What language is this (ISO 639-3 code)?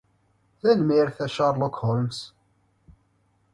kab